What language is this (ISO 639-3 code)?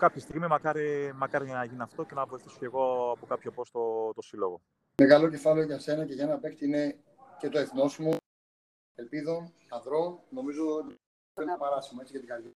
ell